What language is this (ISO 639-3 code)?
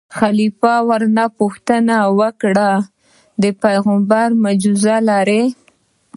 pus